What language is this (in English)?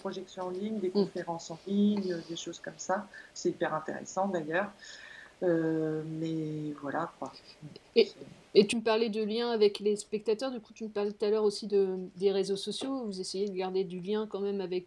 French